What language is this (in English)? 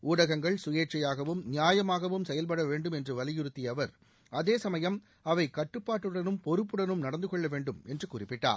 Tamil